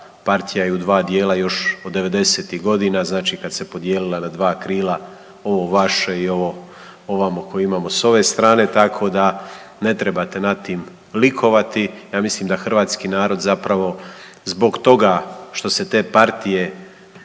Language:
Croatian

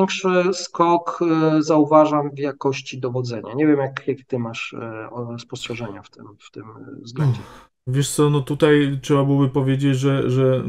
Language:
Polish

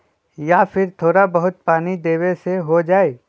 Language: Magahi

